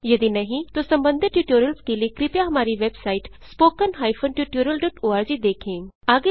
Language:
Hindi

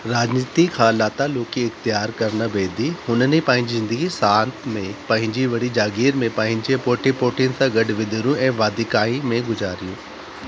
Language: Sindhi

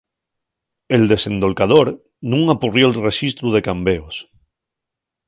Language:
Asturian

